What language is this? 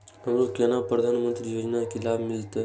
Maithili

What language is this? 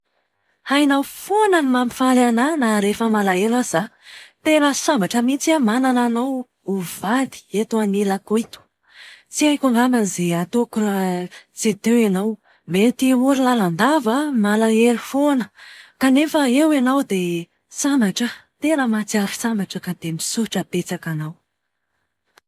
Malagasy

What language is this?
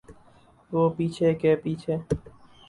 Urdu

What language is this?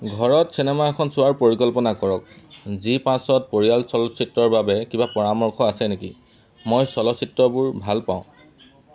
Assamese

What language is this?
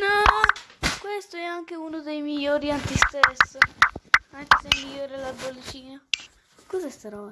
Italian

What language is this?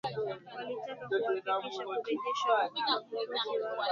Swahili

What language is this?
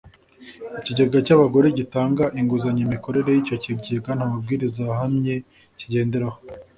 Kinyarwanda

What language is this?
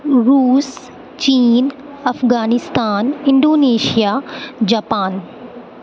Urdu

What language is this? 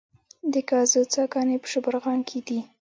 Pashto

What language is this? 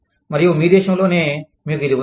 Telugu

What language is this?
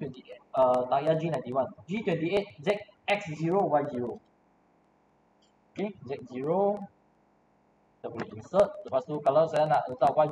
Malay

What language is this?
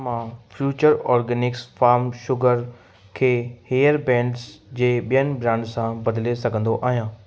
Sindhi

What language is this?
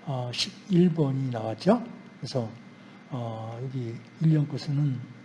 Korean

